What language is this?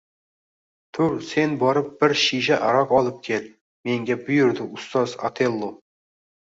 Uzbek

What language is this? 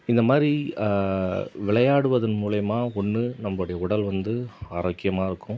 Tamil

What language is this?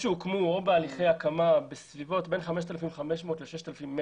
Hebrew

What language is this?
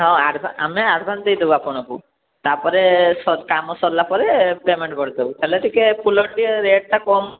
Odia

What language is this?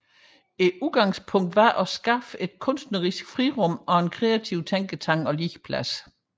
Danish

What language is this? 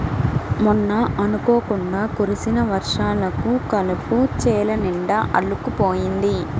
Telugu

